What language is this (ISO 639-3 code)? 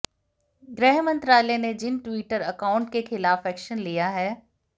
hin